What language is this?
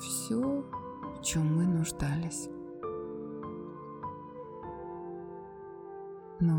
Russian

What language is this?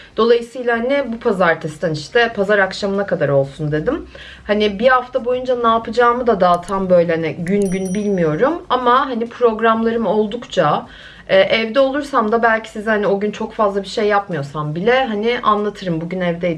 Turkish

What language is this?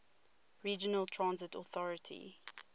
English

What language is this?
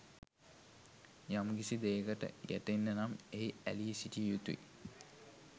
Sinhala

